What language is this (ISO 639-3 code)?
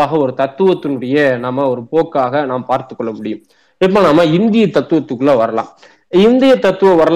tam